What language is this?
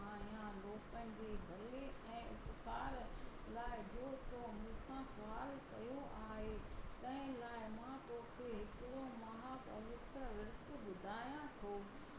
Sindhi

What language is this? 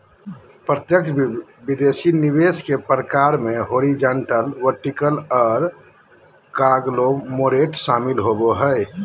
Magahi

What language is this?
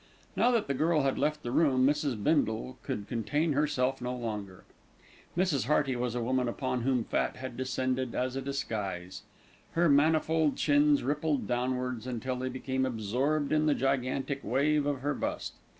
English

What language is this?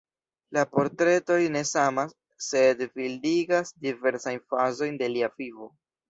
Esperanto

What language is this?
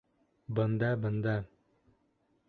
Bashkir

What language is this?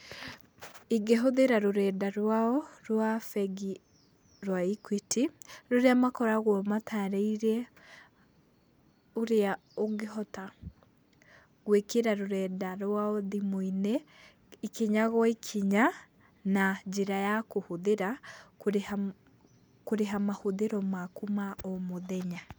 Kikuyu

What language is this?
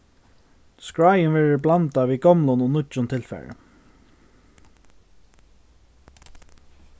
Faroese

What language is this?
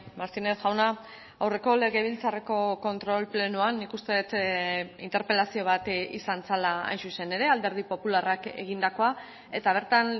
Basque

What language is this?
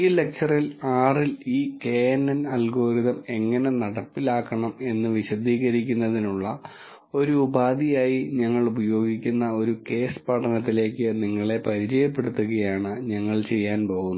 Malayalam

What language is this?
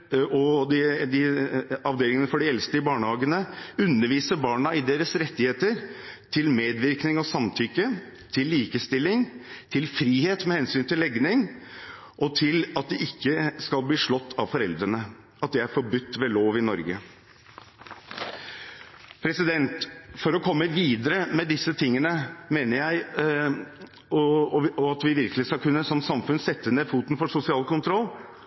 Norwegian Bokmål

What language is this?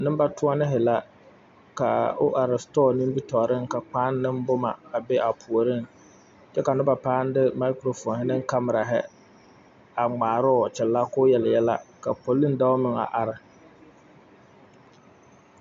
Southern Dagaare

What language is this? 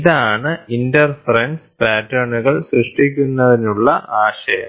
Malayalam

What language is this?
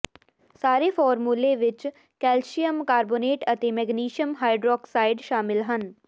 Punjabi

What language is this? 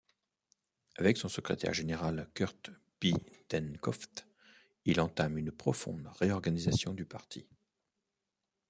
French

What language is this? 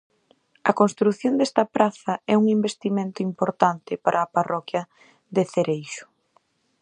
Galician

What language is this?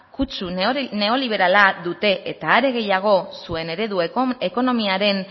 Basque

